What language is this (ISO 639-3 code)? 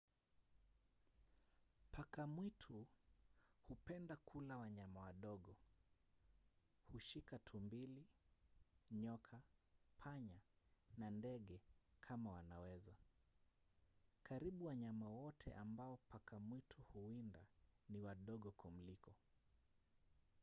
swa